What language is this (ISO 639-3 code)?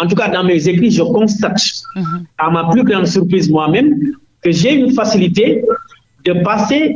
fra